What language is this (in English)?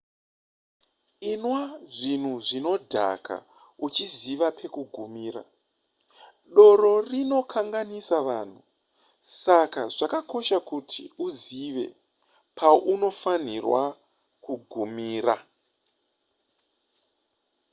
Shona